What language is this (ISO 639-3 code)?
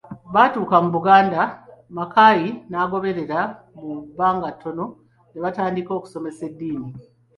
lug